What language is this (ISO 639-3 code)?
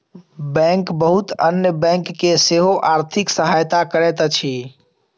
mai